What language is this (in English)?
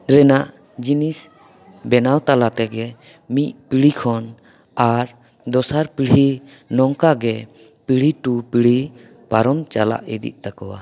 Santali